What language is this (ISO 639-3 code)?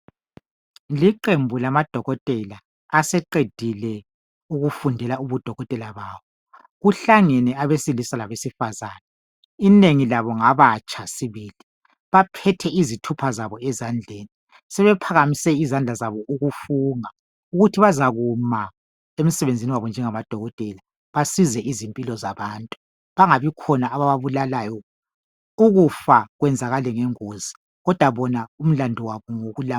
nde